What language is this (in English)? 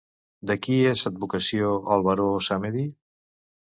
Catalan